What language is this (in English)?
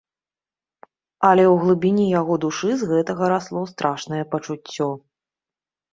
Belarusian